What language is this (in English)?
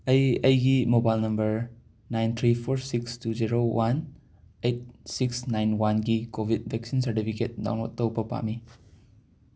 Manipuri